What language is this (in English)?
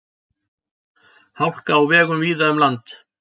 Icelandic